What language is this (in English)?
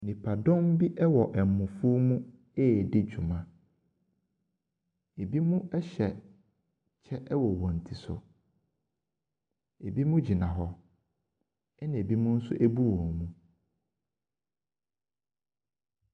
Akan